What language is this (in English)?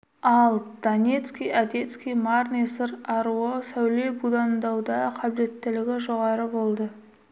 Kazakh